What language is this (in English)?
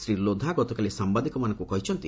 Odia